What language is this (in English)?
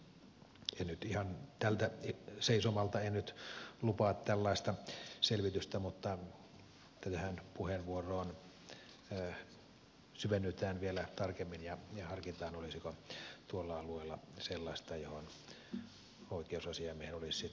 Finnish